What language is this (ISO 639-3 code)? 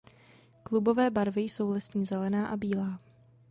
ces